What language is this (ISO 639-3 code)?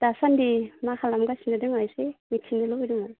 brx